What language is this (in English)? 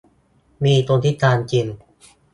Thai